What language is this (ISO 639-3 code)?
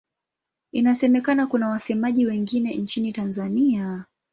swa